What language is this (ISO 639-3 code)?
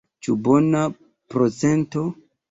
epo